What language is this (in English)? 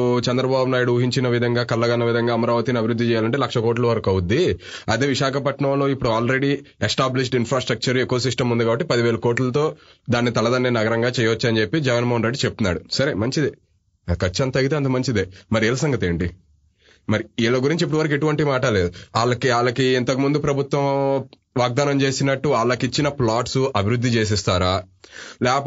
Telugu